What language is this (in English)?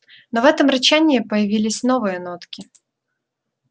Russian